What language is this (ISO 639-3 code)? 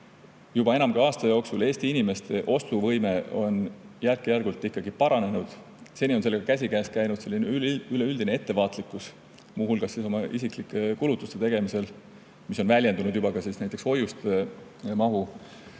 est